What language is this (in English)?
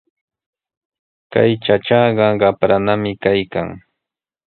Sihuas Ancash Quechua